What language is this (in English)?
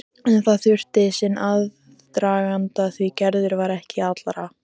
Icelandic